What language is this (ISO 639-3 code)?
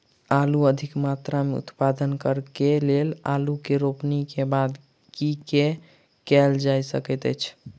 mai